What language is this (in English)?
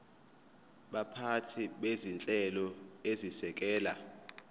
Zulu